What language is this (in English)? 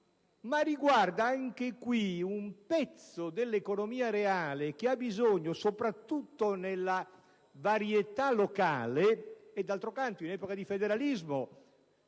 Italian